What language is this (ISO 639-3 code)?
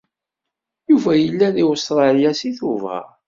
kab